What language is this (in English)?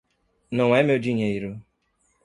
Portuguese